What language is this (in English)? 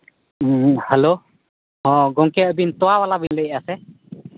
Santali